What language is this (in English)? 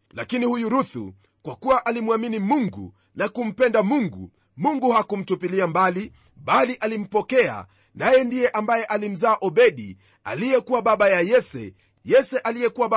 Swahili